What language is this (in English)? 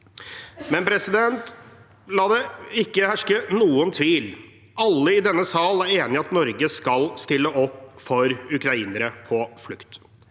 Norwegian